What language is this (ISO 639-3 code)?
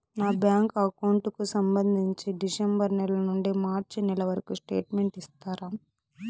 tel